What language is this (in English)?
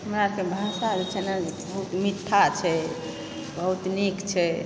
Maithili